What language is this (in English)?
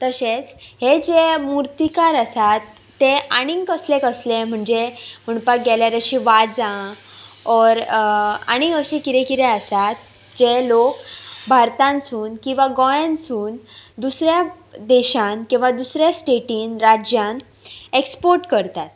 Konkani